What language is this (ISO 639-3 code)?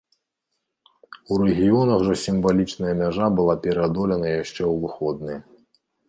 bel